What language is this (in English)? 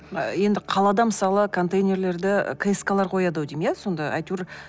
Kazakh